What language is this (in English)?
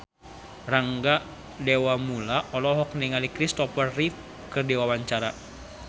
Sundanese